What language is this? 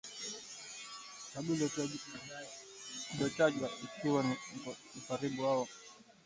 Swahili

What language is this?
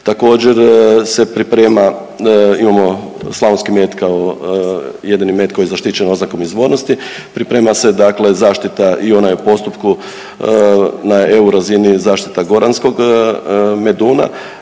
Croatian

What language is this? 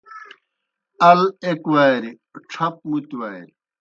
Kohistani Shina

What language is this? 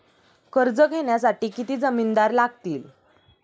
Marathi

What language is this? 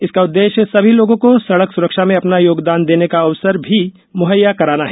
Hindi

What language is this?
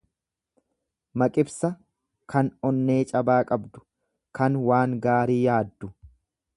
Oromo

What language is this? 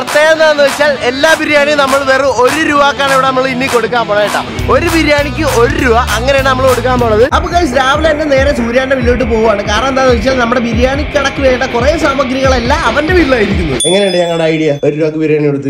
Malayalam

